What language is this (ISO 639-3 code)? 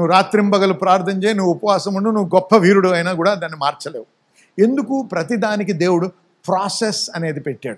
tel